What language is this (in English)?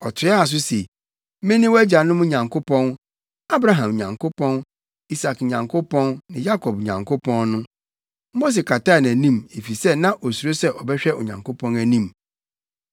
Akan